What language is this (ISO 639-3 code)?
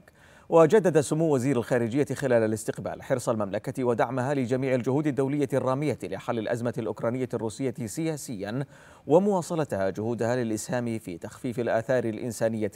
ara